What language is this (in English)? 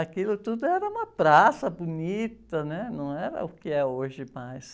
Portuguese